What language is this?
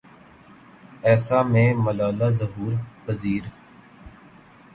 Urdu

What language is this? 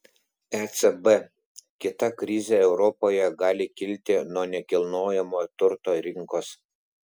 Lithuanian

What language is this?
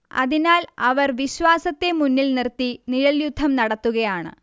Malayalam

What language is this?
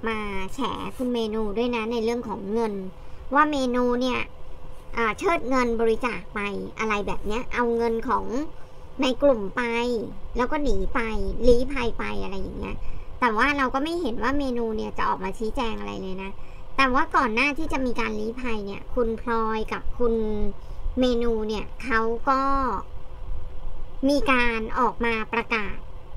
Thai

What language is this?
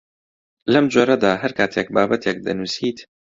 Central Kurdish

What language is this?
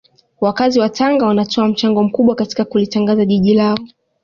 Swahili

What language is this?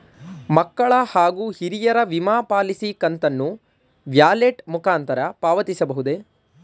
Kannada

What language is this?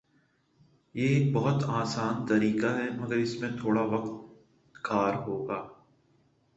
Urdu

